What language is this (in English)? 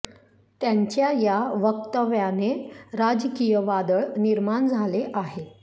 Marathi